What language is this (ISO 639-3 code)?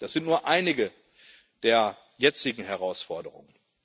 deu